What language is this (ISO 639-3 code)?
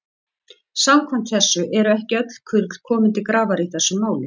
isl